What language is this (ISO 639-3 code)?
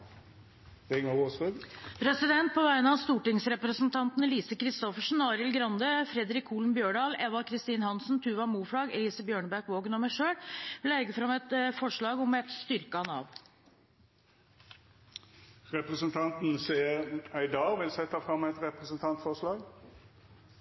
nor